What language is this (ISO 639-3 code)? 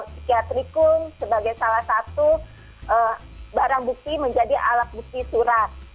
ind